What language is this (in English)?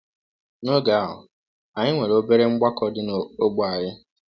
Igbo